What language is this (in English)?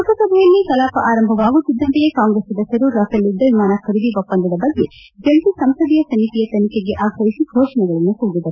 Kannada